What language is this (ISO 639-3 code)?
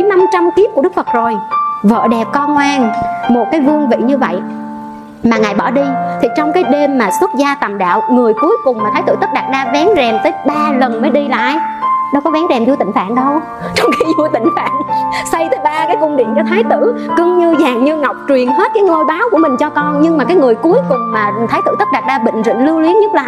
vie